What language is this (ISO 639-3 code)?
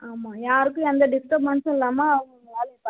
tam